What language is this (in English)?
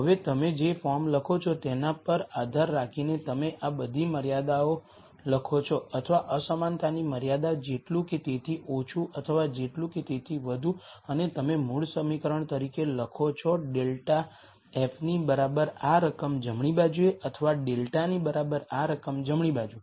Gujarati